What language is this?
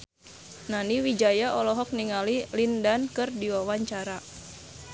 Sundanese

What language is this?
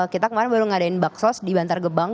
Indonesian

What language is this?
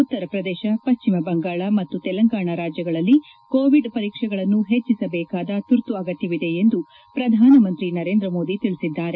Kannada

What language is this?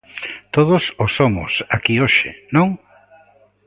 Galician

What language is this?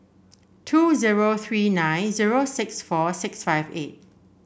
English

